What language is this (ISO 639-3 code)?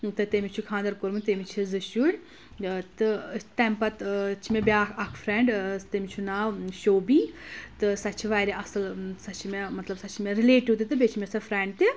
kas